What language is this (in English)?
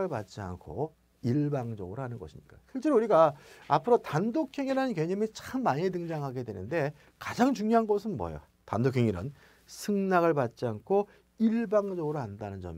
Korean